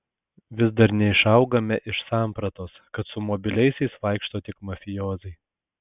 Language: Lithuanian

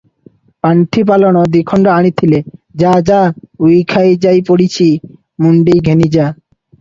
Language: Odia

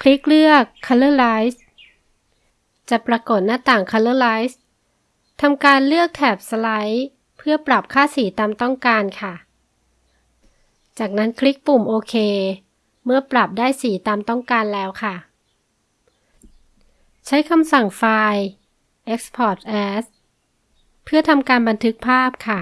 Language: Thai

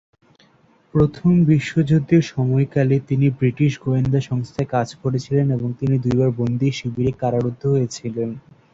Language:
Bangla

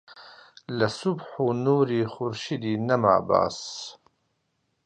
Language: Central Kurdish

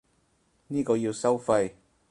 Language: Cantonese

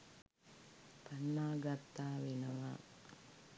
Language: Sinhala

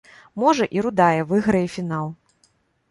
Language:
Belarusian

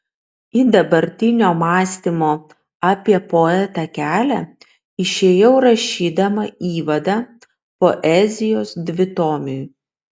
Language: Lithuanian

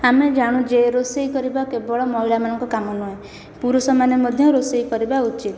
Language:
Odia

